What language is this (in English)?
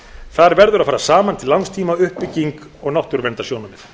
Icelandic